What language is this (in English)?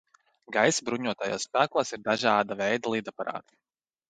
Latvian